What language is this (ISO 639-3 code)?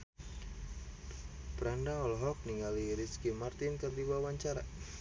sun